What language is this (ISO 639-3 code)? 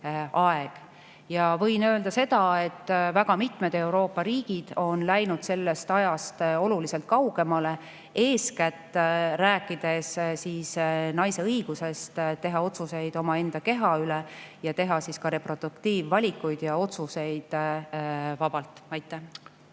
est